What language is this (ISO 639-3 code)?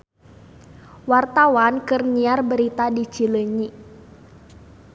sun